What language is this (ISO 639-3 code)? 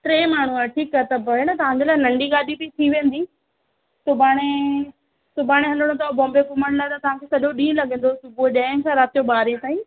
snd